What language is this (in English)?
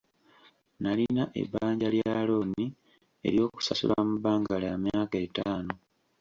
Ganda